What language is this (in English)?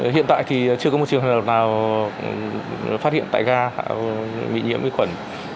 Vietnamese